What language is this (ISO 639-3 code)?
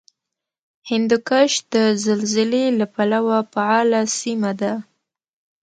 pus